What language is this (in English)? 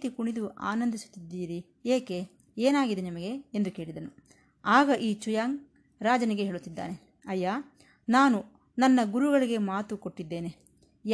Kannada